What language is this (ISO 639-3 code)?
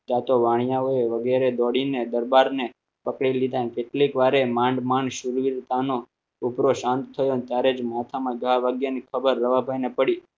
guj